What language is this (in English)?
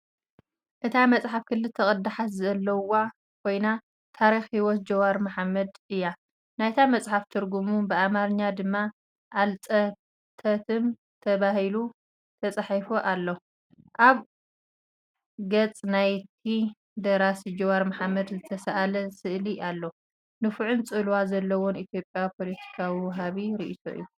Tigrinya